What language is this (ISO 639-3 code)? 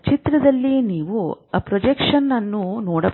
kan